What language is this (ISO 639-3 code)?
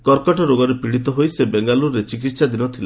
ori